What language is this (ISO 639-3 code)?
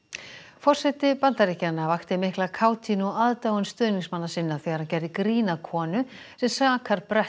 isl